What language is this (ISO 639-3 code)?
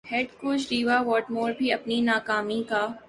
urd